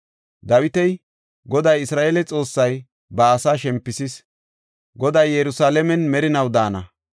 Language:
Gofa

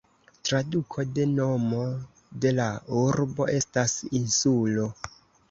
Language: Esperanto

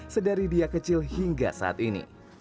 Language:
Indonesian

